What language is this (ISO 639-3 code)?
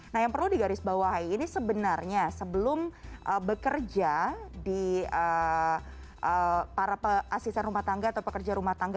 ind